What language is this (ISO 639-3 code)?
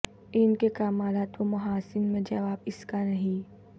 urd